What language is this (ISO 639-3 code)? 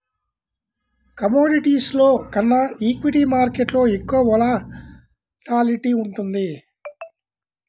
tel